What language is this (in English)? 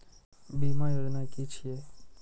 Maithili